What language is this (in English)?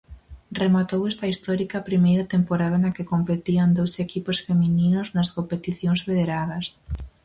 Galician